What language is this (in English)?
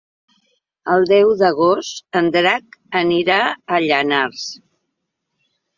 Catalan